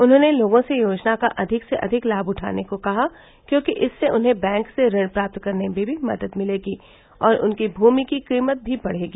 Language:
Hindi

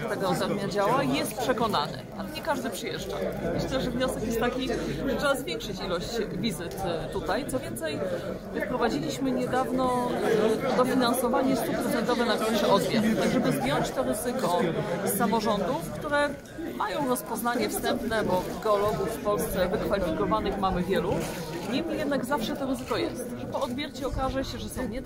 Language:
Polish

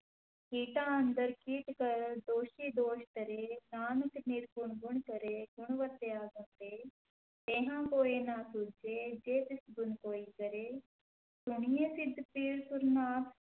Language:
Punjabi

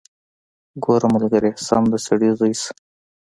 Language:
Pashto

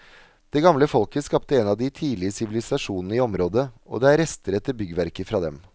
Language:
Norwegian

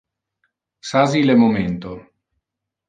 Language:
Interlingua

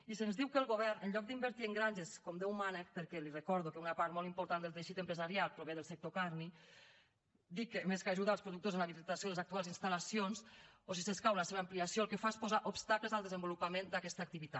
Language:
Catalan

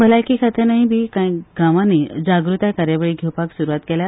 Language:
Konkani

